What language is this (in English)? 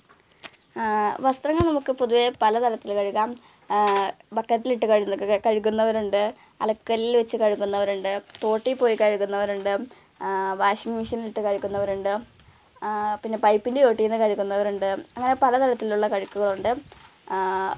Malayalam